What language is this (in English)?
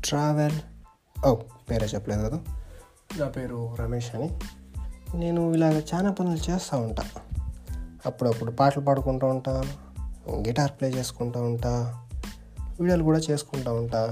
Telugu